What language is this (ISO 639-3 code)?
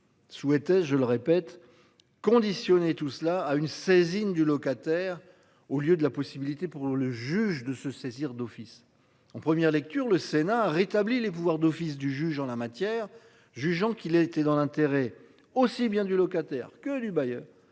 fra